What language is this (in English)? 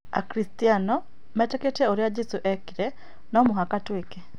Kikuyu